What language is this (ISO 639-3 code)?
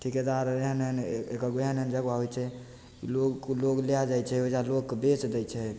mai